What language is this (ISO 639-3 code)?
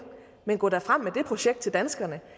dan